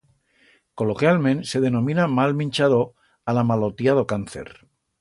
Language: Aragonese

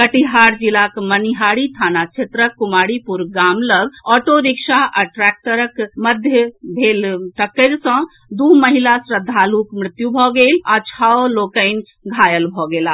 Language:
Maithili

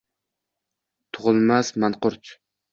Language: Uzbek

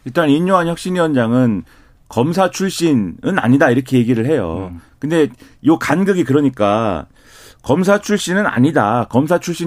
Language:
Korean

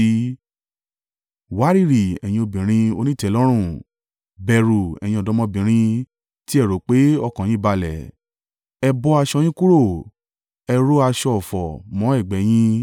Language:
Yoruba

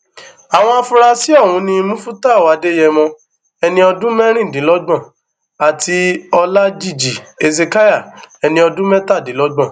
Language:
Yoruba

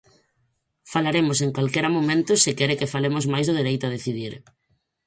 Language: Galician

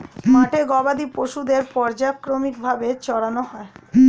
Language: Bangla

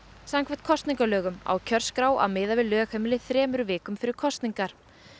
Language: Icelandic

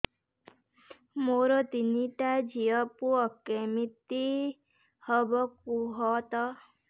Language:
Odia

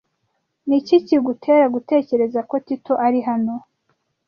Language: Kinyarwanda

